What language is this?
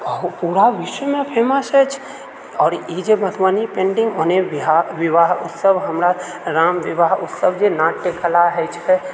Maithili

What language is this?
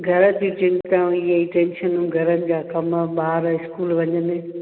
Sindhi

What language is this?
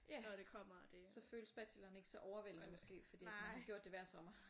Danish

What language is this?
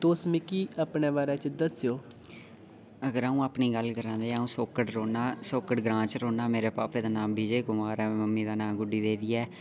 Dogri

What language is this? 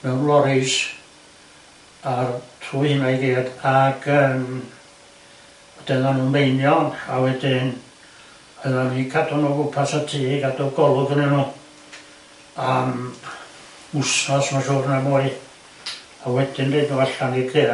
Welsh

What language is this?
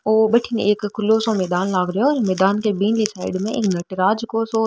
Rajasthani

